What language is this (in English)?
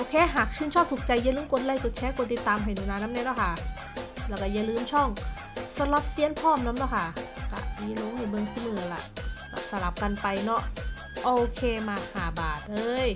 Thai